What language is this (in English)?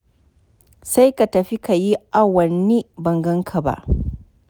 Hausa